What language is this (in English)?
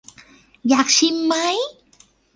Thai